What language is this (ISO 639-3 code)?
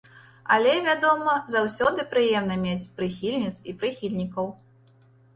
bel